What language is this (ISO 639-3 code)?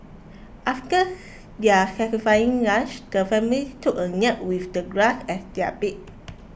eng